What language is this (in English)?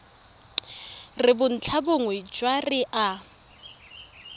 Tswana